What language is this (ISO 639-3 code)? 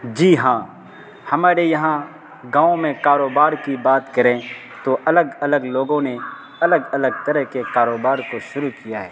urd